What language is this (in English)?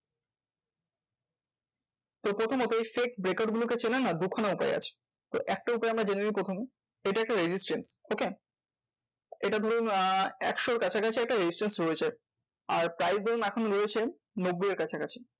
Bangla